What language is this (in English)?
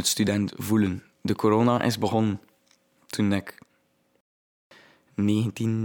Dutch